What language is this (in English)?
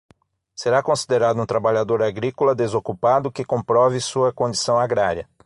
Portuguese